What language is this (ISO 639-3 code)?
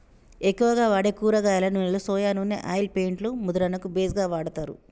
tel